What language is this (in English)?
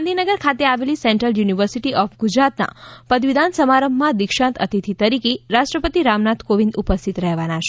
Gujarati